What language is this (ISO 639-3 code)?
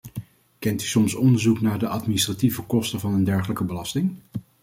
nld